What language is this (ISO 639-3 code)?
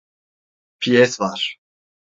tur